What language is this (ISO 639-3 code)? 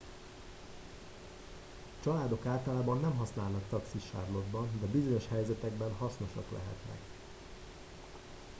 hun